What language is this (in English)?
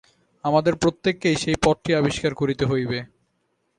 Bangla